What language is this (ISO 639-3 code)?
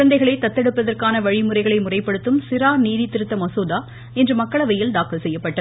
tam